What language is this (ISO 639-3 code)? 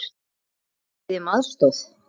isl